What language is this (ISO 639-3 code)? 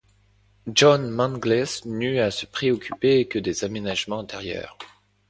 fra